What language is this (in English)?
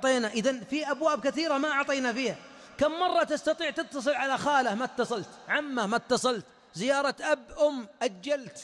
Arabic